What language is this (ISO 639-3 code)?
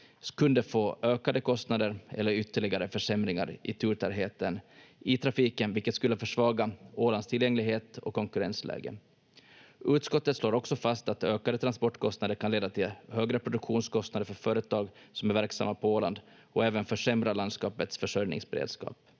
fin